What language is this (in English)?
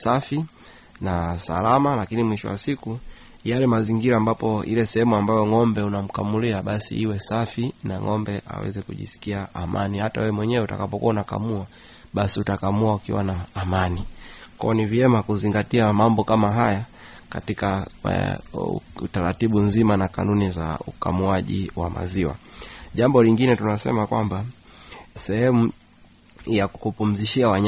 Swahili